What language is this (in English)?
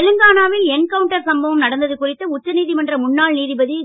Tamil